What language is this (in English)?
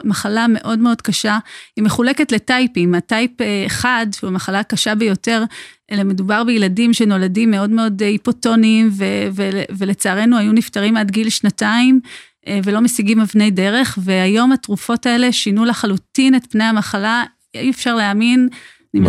Hebrew